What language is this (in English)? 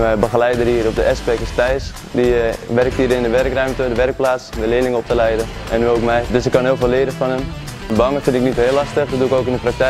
Dutch